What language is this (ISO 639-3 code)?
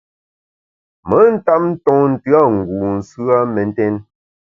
bax